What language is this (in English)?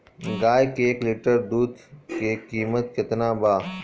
Bhojpuri